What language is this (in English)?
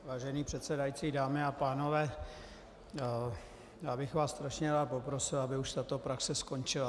Czech